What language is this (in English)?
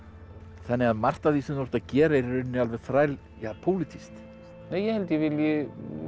Icelandic